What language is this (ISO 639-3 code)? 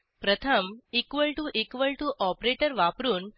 mar